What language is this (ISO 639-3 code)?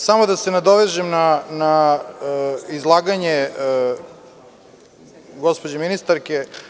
srp